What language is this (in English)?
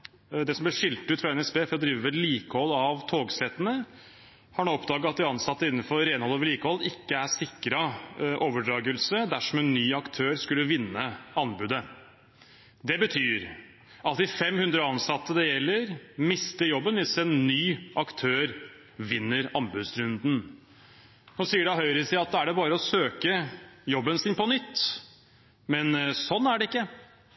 Norwegian Bokmål